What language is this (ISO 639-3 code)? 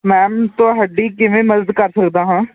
pan